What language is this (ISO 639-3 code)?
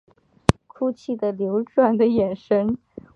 zho